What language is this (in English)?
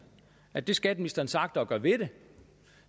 Danish